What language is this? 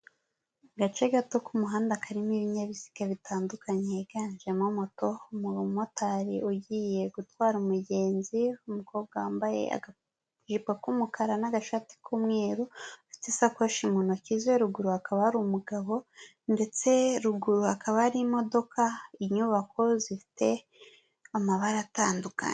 Kinyarwanda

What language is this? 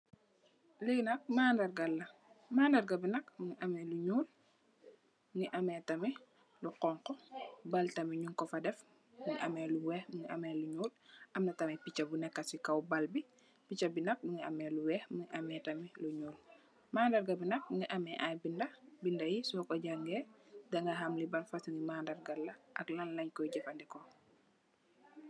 Wolof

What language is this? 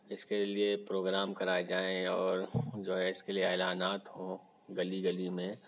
Urdu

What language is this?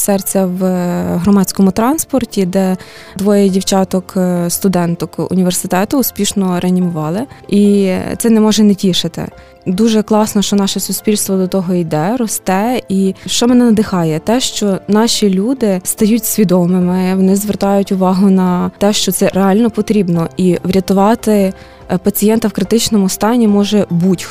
Ukrainian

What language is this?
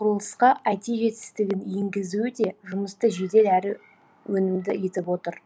Kazakh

